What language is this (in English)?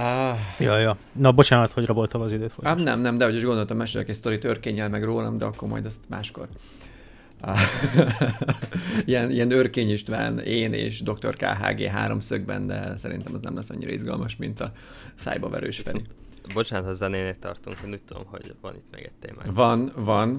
Hungarian